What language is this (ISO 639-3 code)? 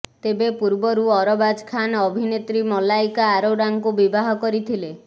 ori